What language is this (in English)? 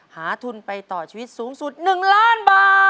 Thai